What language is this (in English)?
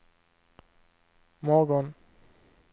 Swedish